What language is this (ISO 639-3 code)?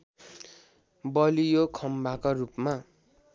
nep